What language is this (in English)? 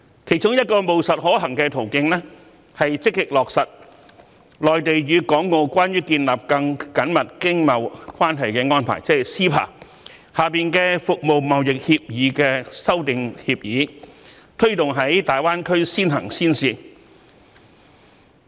Cantonese